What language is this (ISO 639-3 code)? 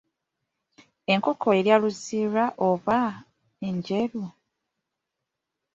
lug